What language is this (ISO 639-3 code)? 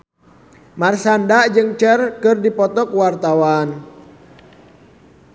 sun